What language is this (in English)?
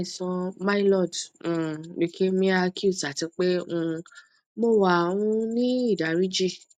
Yoruba